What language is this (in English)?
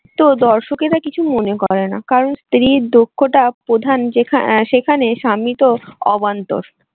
Bangla